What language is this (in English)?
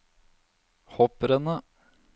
Norwegian